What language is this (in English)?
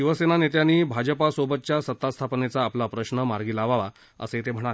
Marathi